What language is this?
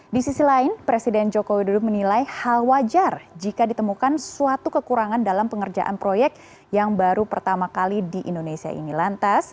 Indonesian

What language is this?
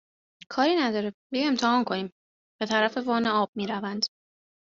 Persian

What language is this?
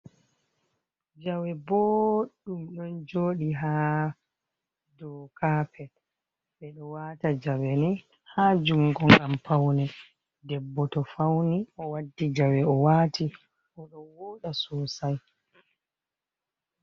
Fula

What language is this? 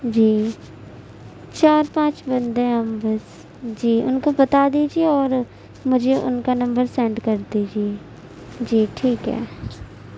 Urdu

